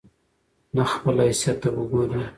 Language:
Pashto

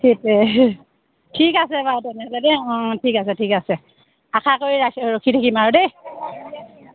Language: Assamese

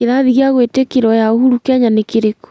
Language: Kikuyu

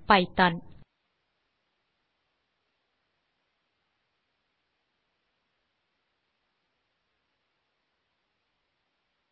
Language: Tamil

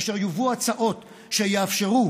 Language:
Hebrew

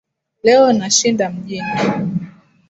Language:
Swahili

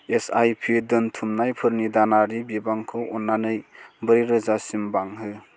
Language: Bodo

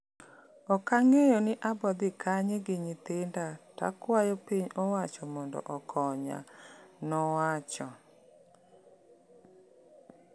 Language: Luo (Kenya and Tanzania)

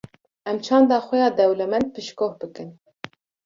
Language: Kurdish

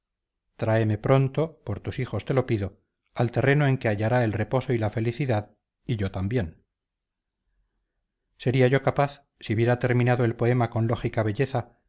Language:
Spanish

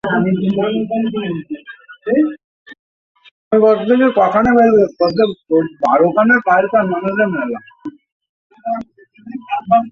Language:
Bangla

